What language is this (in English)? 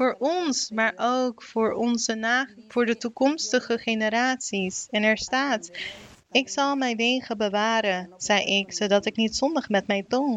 Dutch